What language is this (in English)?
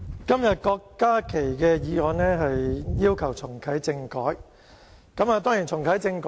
Cantonese